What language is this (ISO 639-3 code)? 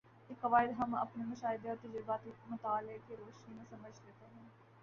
urd